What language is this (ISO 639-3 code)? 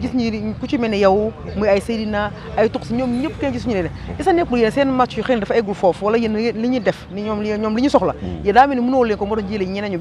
ron